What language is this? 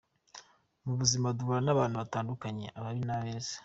Kinyarwanda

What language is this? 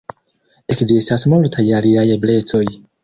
Esperanto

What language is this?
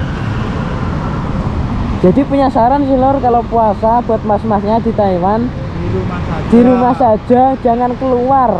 Indonesian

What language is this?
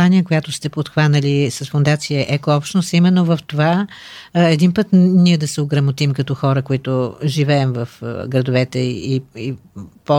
Bulgarian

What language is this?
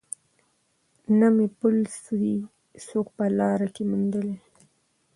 Pashto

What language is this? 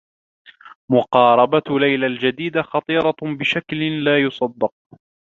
Arabic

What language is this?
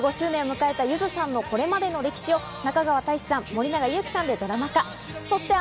Japanese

